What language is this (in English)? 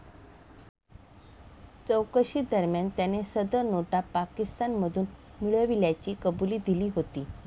Marathi